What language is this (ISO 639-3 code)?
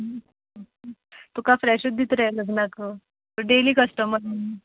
kok